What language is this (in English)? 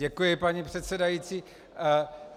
Czech